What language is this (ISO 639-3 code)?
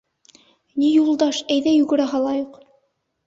bak